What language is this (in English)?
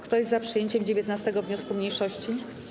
Polish